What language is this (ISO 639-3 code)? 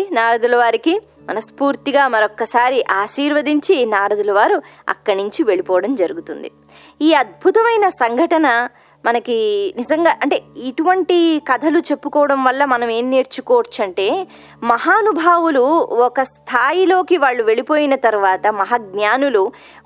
tel